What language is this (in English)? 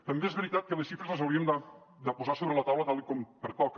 Catalan